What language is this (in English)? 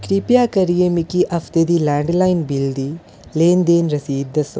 Dogri